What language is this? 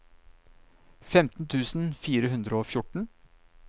Norwegian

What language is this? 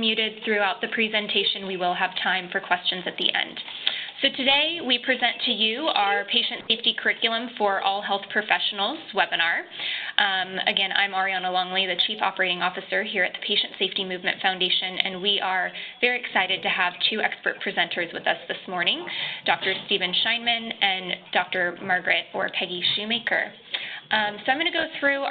English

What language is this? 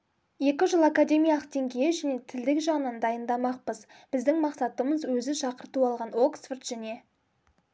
Kazakh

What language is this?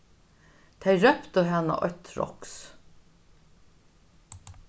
Faroese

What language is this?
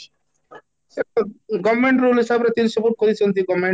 Odia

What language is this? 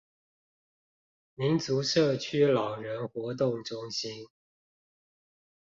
Chinese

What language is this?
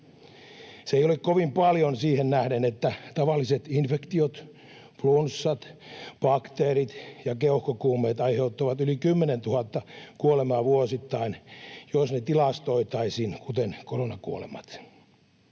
Finnish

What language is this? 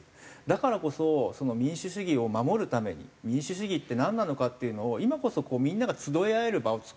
Japanese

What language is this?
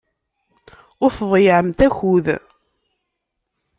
Kabyle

